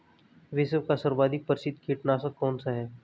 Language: Hindi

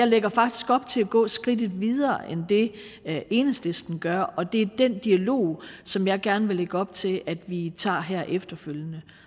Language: Danish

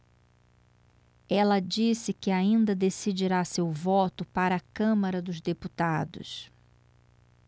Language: Portuguese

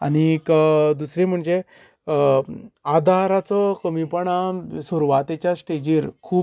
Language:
Konkani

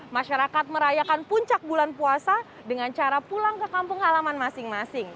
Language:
Indonesian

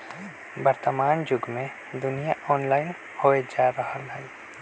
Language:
Magahi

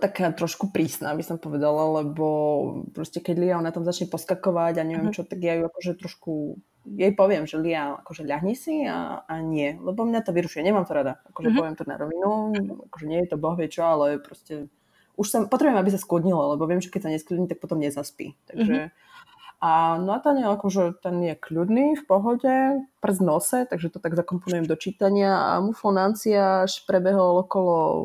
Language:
Slovak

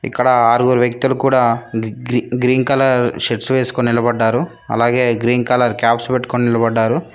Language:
Telugu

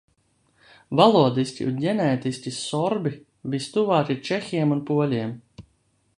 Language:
Latvian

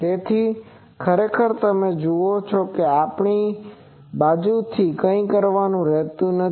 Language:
Gujarati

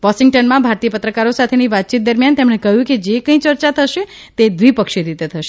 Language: Gujarati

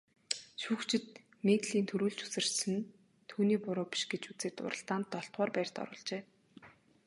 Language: Mongolian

